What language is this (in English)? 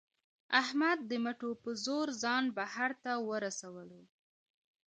Pashto